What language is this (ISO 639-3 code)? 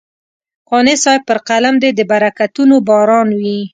pus